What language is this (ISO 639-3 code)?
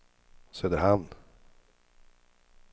swe